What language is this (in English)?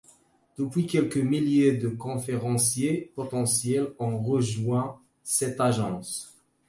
French